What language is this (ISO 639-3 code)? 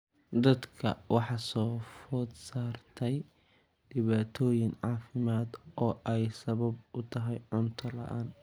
som